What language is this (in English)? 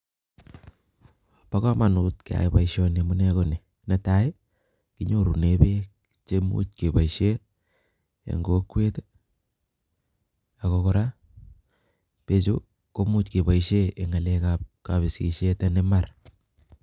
Kalenjin